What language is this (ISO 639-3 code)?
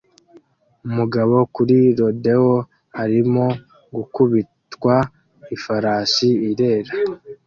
kin